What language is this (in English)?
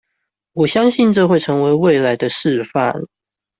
Chinese